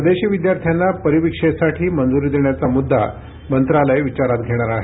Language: Marathi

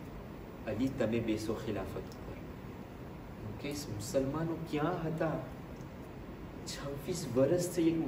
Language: Romanian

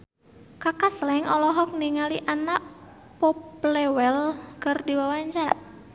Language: Sundanese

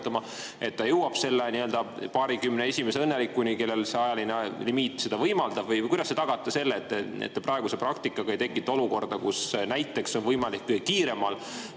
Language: Estonian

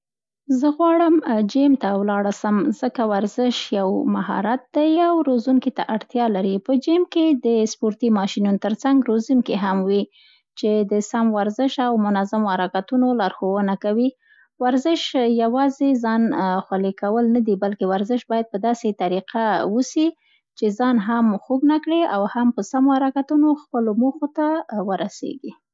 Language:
Central Pashto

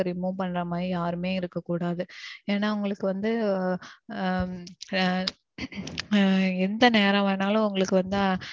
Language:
Tamil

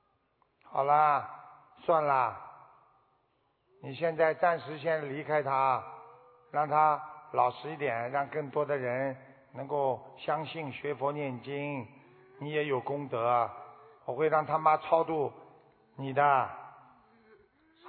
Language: Chinese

